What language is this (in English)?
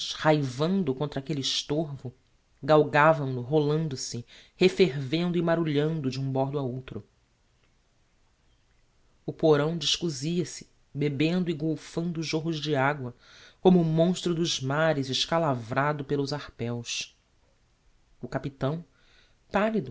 Portuguese